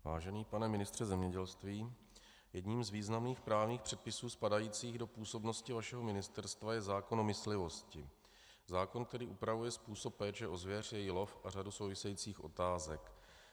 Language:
Czech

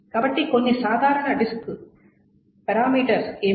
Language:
Telugu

